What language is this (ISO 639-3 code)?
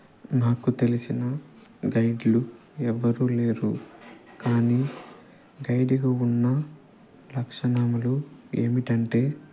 tel